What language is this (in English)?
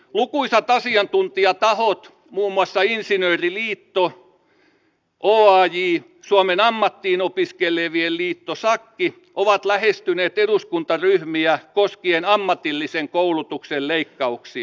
Finnish